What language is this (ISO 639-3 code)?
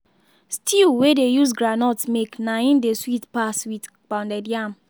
pcm